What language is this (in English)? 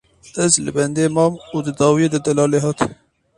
Kurdish